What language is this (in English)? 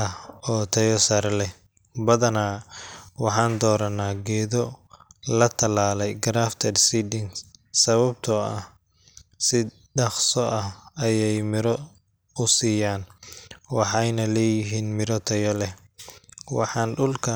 Somali